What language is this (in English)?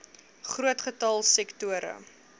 Afrikaans